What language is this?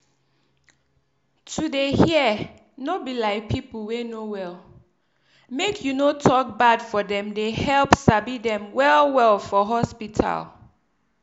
Nigerian Pidgin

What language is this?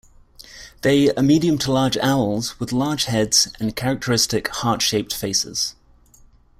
English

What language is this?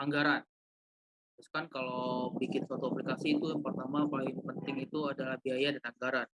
Indonesian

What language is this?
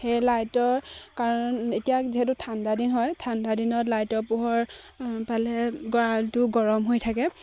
Assamese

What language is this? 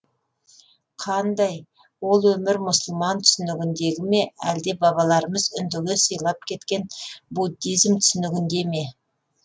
Kazakh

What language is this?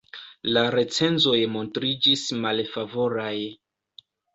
Esperanto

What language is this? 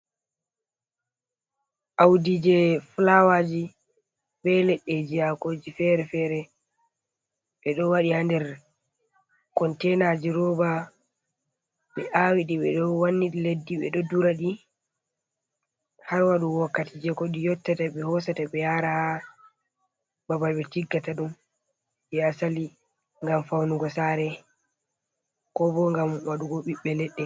Fula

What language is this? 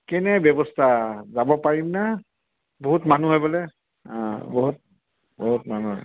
Assamese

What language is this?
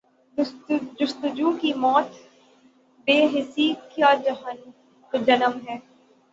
Urdu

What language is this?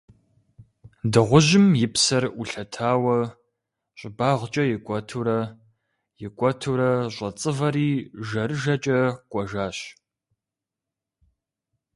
Kabardian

